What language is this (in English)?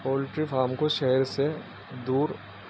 Urdu